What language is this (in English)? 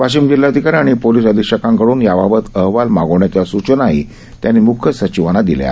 Marathi